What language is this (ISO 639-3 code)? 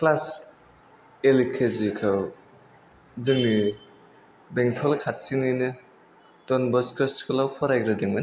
brx